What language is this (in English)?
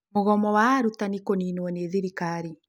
Kikuyu